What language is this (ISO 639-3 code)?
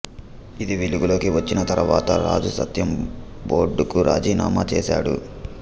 tel